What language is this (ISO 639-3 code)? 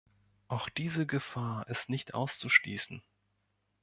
deu